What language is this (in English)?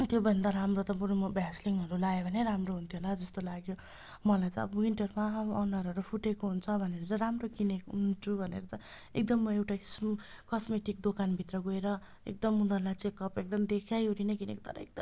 Nepali